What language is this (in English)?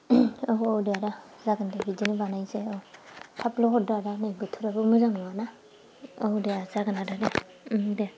Bodo